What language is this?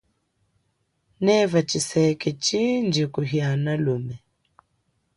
Chokwe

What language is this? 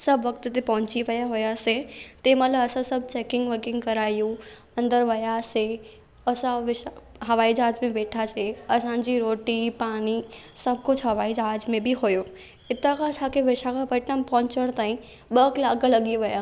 Sindhi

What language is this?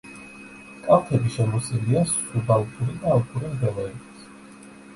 Georgian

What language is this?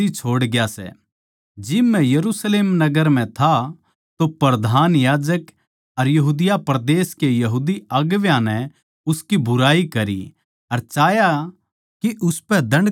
Haryanvi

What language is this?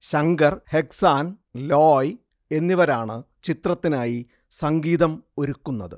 Malayalam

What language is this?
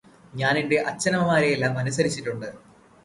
Malayalam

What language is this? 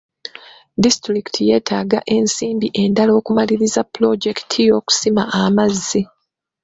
Ganda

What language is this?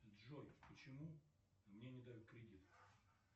Russian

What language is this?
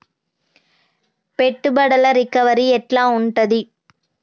Telugu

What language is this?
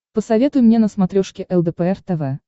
Russian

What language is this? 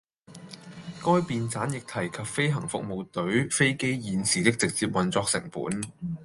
Cantonese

